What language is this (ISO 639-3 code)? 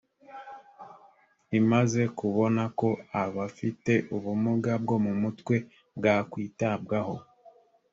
kin